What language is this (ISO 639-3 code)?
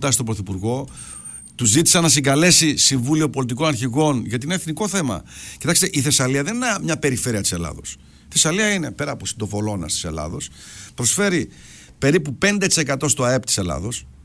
ell